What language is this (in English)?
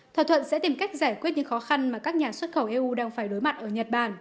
Vietnamese